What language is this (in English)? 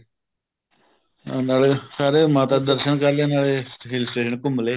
Punjabi